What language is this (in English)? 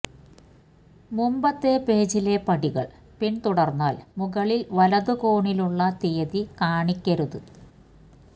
Malayalam